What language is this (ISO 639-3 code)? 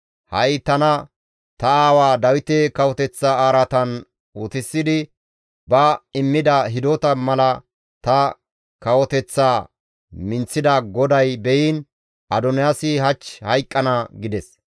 gmv